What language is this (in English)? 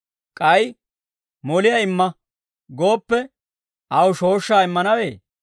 Dawro